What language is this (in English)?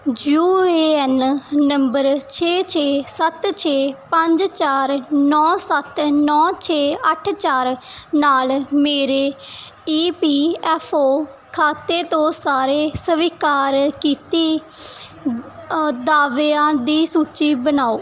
Punjabi